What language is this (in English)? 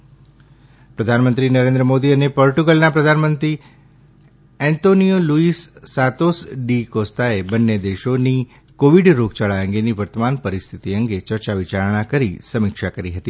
Gujarati